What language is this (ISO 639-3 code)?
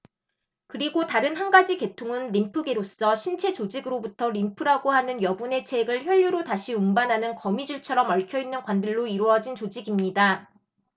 kor